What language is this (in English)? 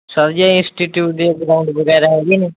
Punjabi